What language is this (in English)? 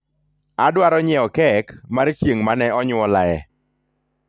Luo (Kenya and Tanzania)